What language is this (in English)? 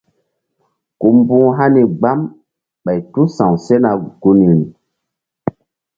Mbum